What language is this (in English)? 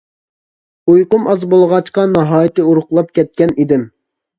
Uyghur